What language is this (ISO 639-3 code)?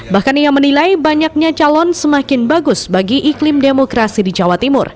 ind